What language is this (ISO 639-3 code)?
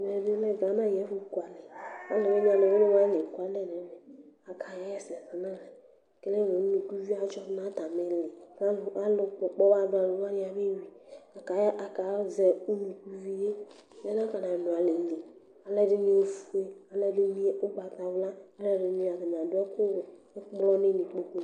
kpo